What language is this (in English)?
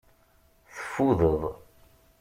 Kabyle